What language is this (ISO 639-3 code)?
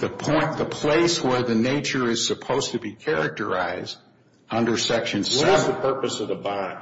eng